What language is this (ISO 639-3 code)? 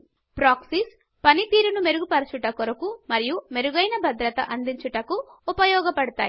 tel